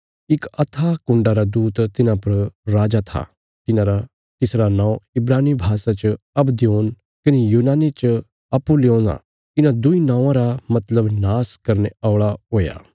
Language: Bilaspuri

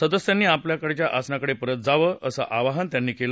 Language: Marathi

